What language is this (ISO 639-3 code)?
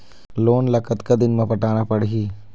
hne